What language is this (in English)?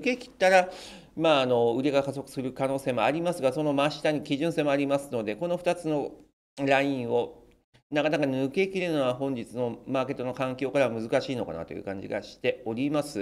Japanese